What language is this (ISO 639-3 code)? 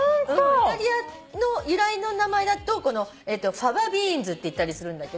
jpn